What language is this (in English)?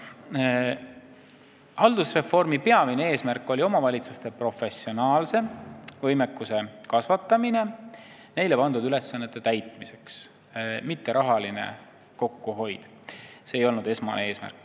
Estonian